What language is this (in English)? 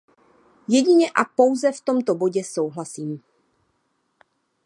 Czech